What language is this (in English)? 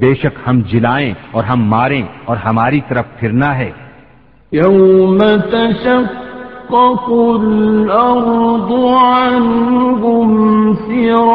Urdu